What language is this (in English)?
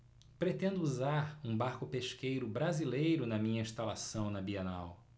Portuguese